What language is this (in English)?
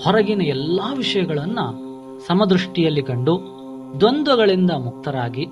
Kannada